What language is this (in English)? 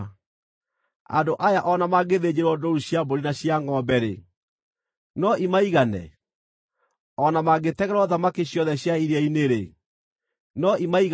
Kikuyu